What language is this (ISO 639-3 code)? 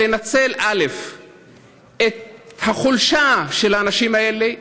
heb